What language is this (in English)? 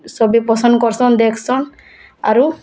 Odia